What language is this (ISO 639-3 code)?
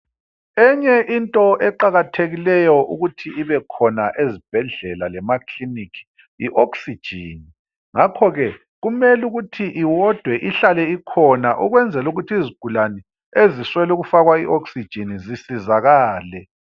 nde